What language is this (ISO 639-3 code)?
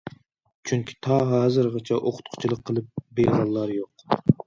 uig